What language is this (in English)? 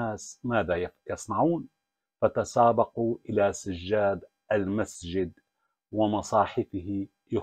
Arabic